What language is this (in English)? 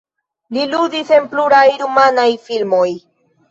Esperanto